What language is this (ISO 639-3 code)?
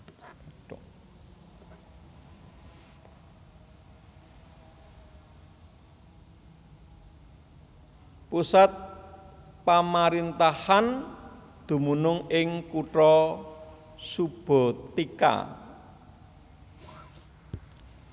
jav